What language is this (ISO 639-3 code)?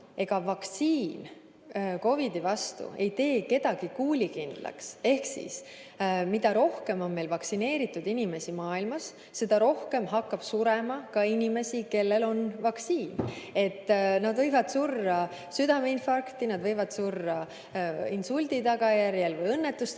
est